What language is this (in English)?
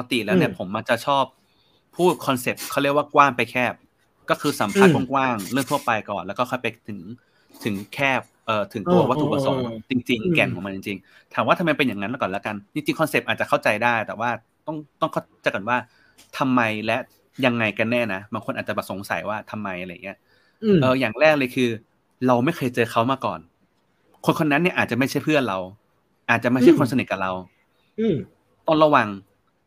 Thai